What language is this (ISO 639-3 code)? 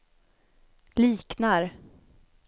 swe